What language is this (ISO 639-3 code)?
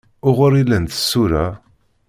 kab